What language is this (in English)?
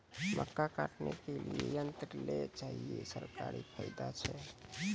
Maithili